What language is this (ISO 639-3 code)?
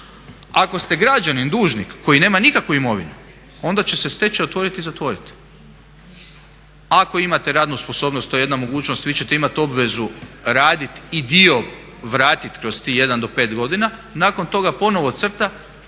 hrv